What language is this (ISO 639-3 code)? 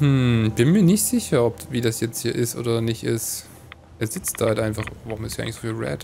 deu